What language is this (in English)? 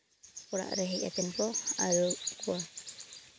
Santali